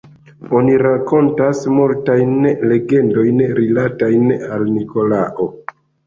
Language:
Esperanto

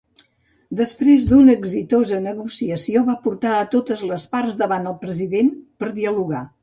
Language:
Catalan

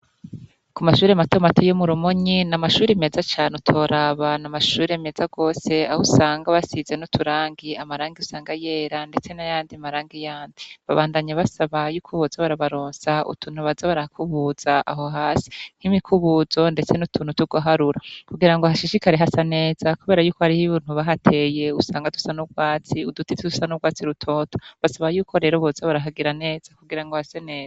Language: Rundi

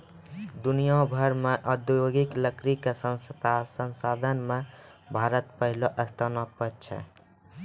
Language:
Maithili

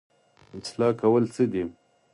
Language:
Pashto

